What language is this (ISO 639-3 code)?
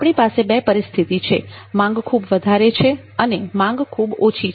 guj